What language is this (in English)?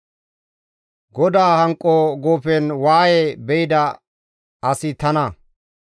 Gamo